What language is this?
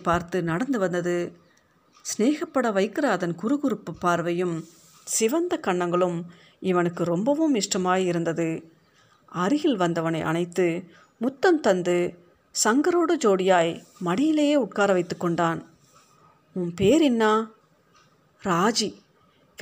Tamil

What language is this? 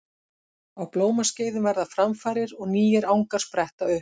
Icelandic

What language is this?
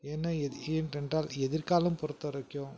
Tamil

